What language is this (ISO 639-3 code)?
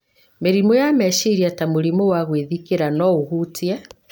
kik